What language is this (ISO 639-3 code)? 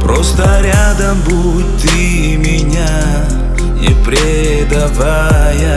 rus